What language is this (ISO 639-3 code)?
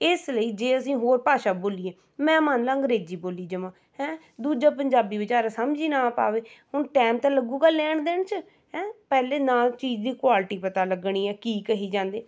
pan